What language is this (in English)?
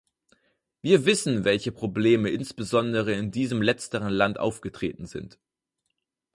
German